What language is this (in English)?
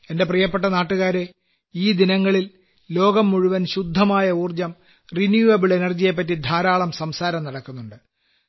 Malayalam